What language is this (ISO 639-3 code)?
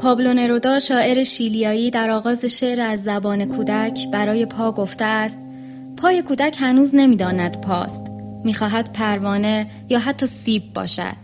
fas